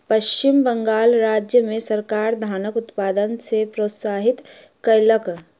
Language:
Maithili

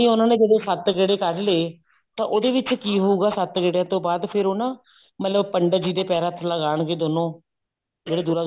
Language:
Punjabi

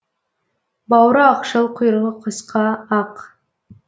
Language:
Kazakh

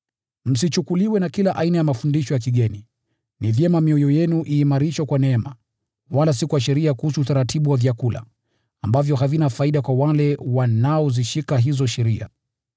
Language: Swahili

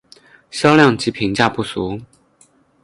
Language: Chinese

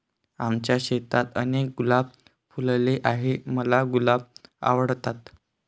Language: Marathi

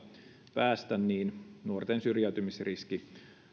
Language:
Finnish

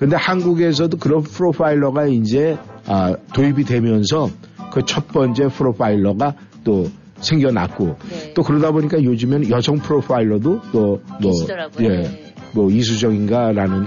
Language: Korean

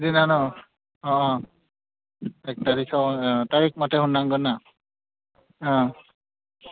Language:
Bodo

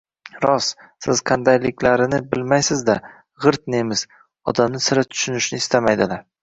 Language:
Uzbek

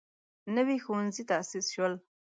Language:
Pashto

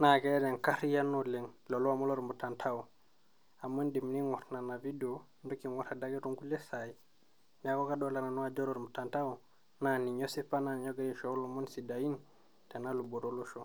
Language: Masai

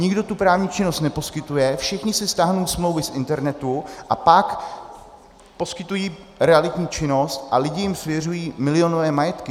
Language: Czech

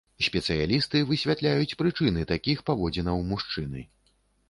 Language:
Belarusian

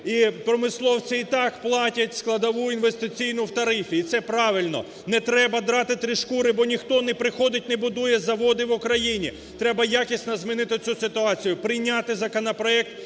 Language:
Ukrainian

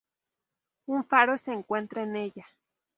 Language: Spanish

